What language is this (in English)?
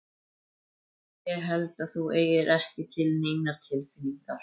Icelandic